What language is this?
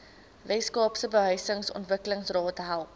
Afrikaans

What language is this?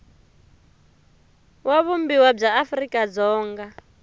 Tsonga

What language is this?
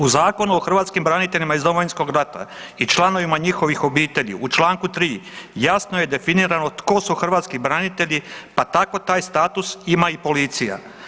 Croatian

